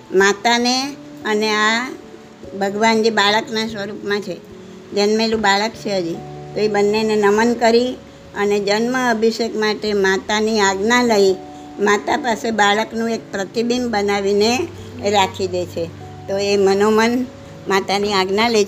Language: Gujarati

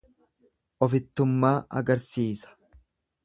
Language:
Oromo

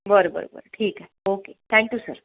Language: Marathi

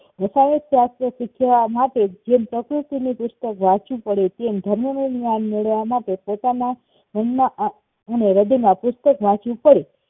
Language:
Gujarati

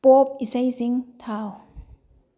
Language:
Manipuri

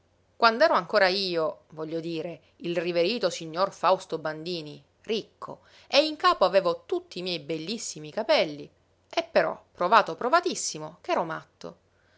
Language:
Italian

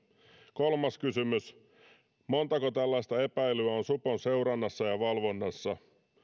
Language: Finnish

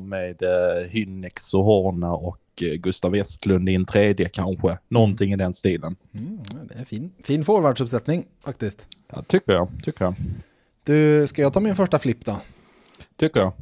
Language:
Swedish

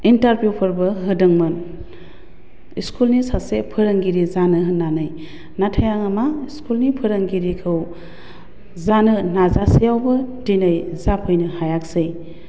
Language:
Bodo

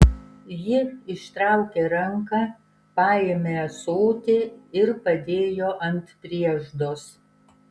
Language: Lithuanian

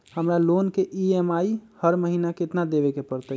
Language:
Magahi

